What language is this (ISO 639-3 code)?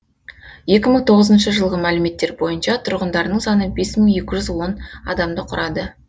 kaz